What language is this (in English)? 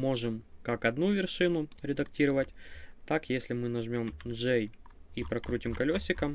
Russian